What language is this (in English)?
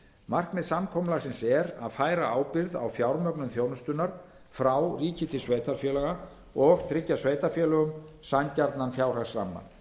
Icelandic